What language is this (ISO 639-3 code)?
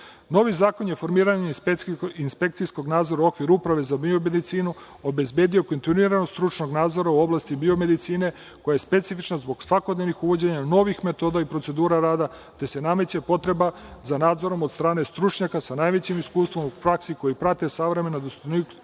srp